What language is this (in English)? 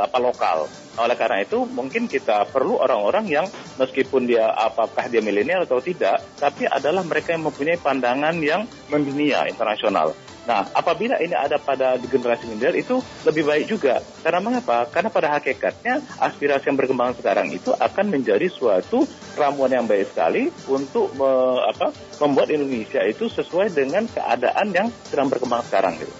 Indonesian